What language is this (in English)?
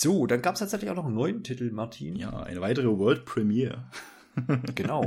German